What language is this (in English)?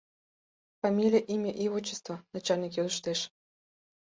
Mari